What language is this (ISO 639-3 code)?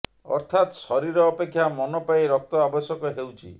ori